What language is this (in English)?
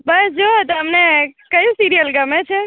Gujarati